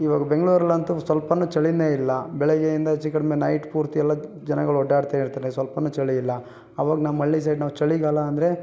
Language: Kannada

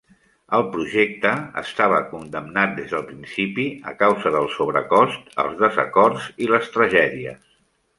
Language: Catalan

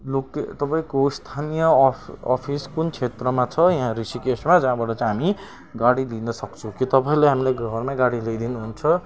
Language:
Nepali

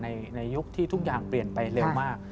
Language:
Thai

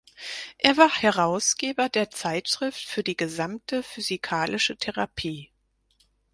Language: German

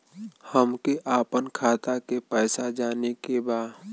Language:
Bhojpuri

